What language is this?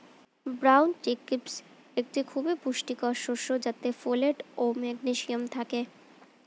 Bangla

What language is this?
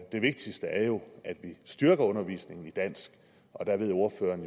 Danish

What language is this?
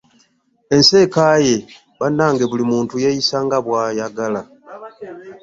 Ganda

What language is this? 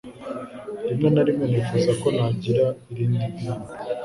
Kinyarwanda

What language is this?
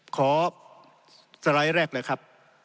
Thai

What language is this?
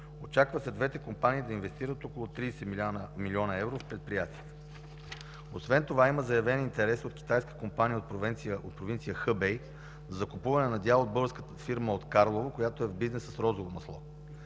Bulgarian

